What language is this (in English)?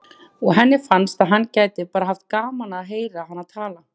Icelandic